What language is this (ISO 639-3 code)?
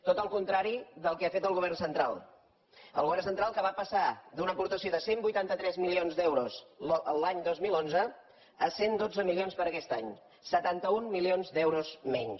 cat